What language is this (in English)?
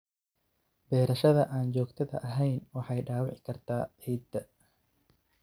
Somali